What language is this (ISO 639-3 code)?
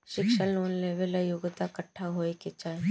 bho